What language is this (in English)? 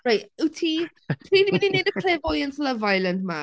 Welsh